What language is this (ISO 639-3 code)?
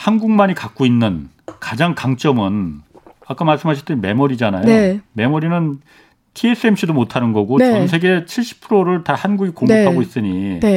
kor